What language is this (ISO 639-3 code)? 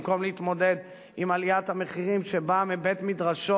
heb